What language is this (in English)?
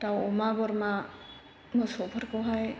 Bodo